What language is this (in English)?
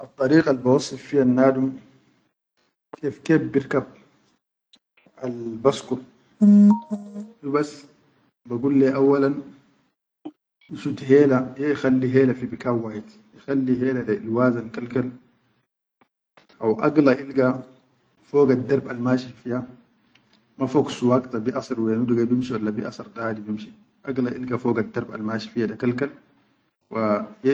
Chadian Arabic